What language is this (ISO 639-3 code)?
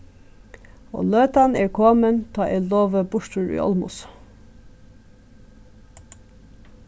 fao